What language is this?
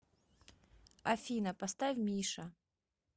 Russian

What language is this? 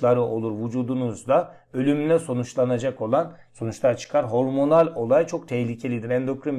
Turkish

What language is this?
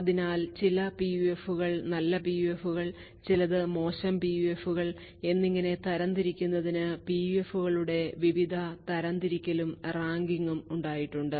Malayalam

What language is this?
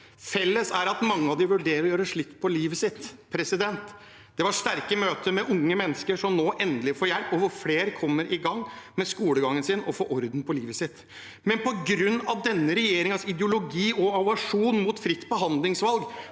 Norwegian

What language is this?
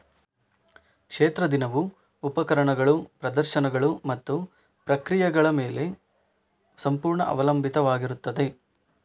Kannada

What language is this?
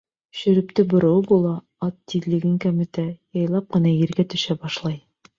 Bashkir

